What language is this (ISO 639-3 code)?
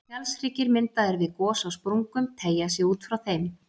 isl